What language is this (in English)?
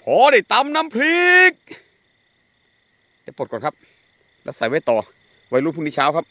Thai